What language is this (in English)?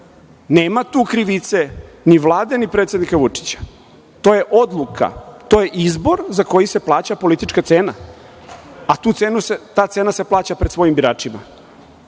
Serbian